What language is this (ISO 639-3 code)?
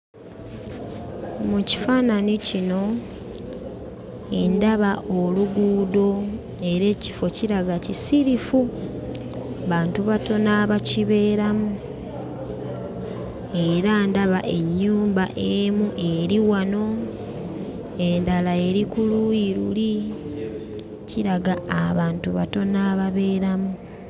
lug